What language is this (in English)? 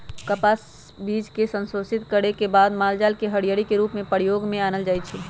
Magahi